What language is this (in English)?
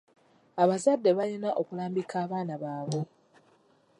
Ganda